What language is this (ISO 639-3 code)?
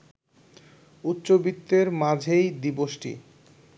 ben